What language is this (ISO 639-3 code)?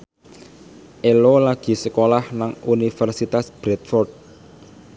jav